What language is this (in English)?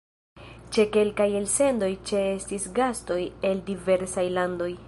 Esperanto